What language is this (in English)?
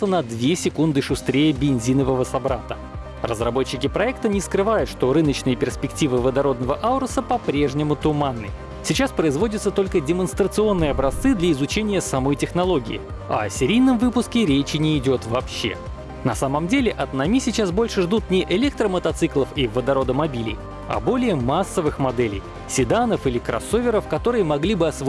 Russian